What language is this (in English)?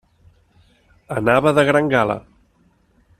Catalan